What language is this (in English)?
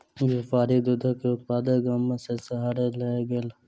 Maithili